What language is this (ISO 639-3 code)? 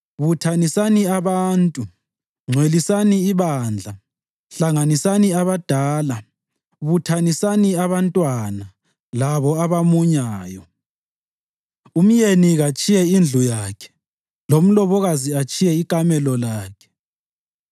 nde